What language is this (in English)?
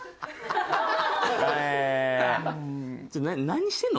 Japanese